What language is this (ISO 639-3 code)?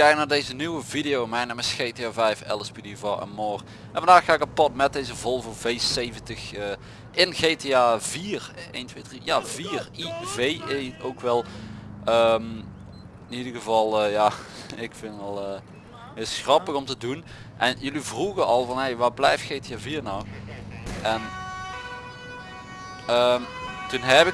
nld